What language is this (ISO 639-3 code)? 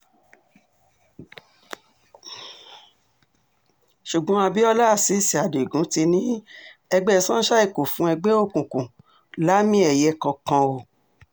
yor